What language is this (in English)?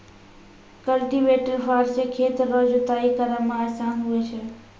Maithili